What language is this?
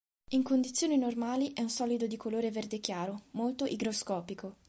Italian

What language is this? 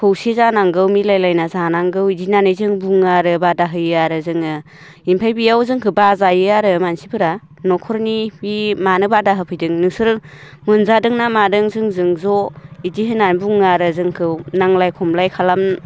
Bodo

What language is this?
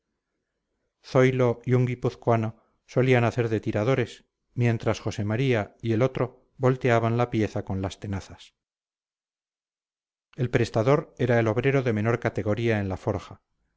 Spanish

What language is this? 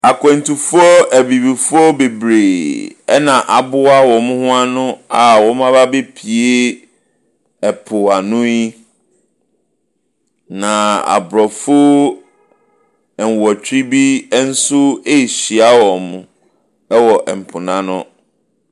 Akan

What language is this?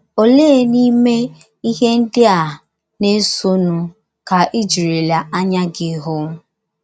Igbo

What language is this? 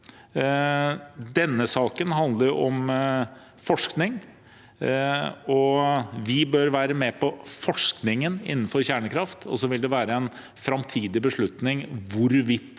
Norwegian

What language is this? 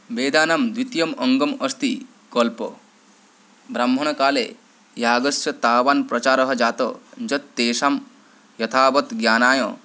Sanskrit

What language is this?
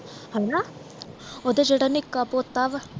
Punjabi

